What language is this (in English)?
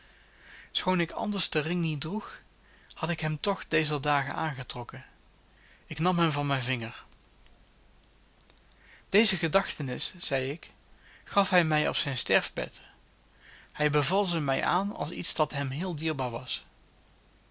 Dutch